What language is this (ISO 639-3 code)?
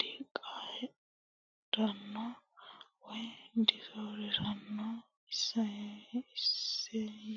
sid